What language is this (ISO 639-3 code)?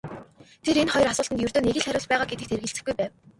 mon